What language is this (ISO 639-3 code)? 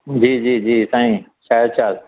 snd